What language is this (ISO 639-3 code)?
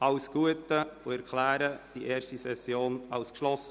gsw